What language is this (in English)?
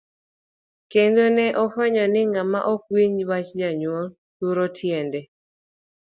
Luo (Kenya and Tanzania)